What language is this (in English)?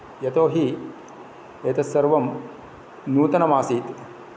Sanskrit